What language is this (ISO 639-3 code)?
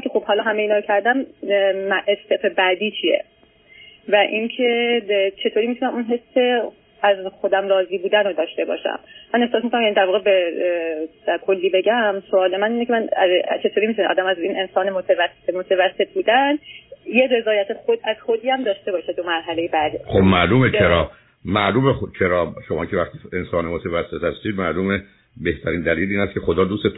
fas